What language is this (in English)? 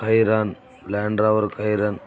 Telugu